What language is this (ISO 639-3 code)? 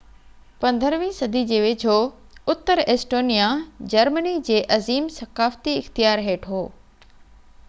snd